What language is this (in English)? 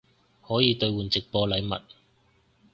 Cantonese